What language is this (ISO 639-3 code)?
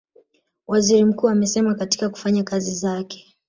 swa